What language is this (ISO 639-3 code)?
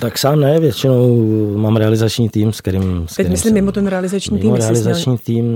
ces